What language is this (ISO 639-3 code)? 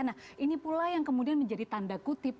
ind